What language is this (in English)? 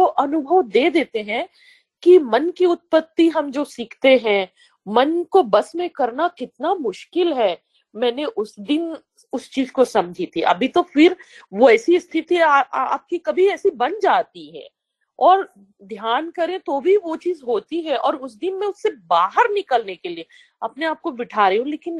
Hindi